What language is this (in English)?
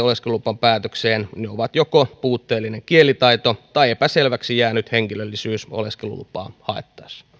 Finnish